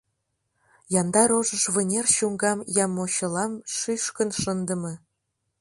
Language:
Mari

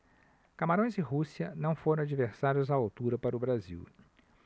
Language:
Portuguese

